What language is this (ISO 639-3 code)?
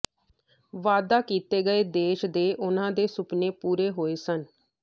pan